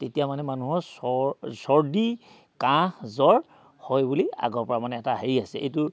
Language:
Assamese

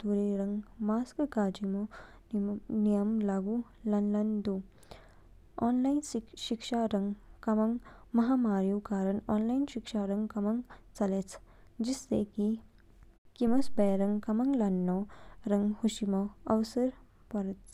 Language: Kinnauri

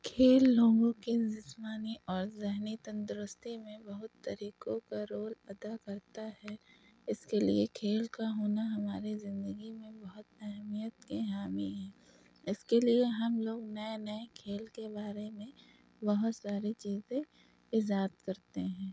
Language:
Urdu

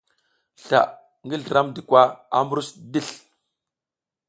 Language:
South Giziga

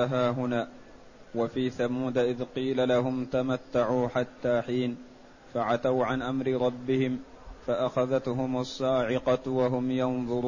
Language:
Arabic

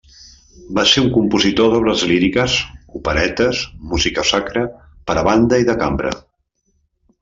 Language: Catalan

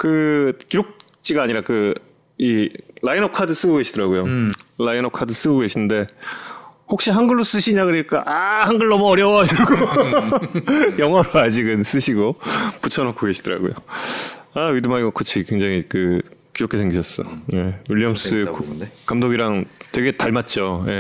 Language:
Korean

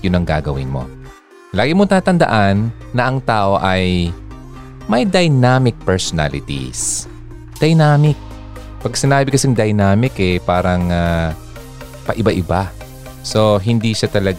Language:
Filipino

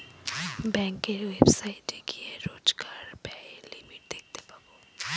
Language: Bangla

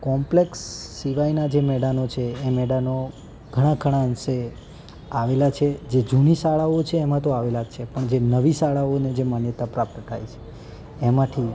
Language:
Gujarati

